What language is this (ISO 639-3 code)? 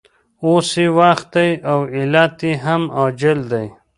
pus